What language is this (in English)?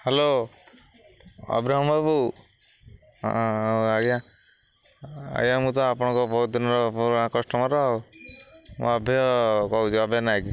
Odia